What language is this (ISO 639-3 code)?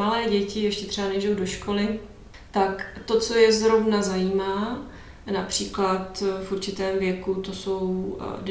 ces